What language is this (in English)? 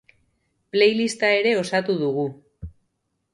Basque